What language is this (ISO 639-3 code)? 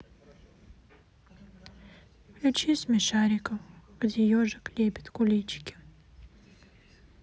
rus